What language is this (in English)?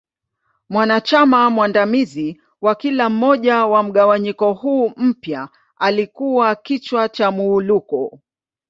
Swahili